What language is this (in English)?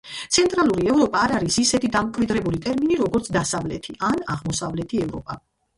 Georgian